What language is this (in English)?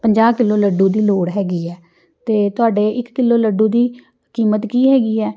Punjabi